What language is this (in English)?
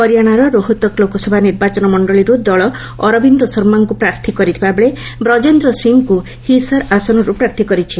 Odia